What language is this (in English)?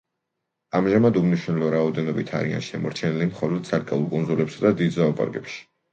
Georgian